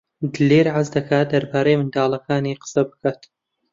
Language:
Central Kurdish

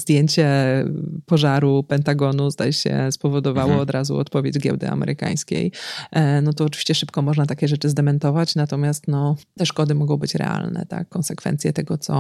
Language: Polish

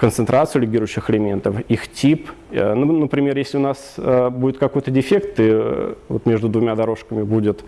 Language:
Russian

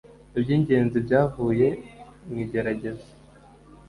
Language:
Kinyarwanda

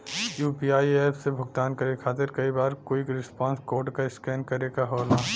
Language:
Bhojpuri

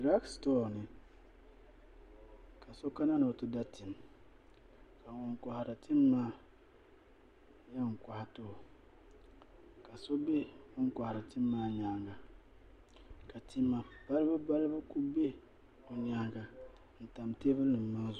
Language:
Dagbani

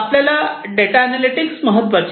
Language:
Marathi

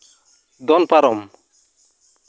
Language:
Santali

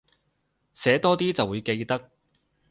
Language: Cantonese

